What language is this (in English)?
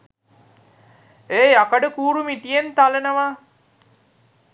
Sinhala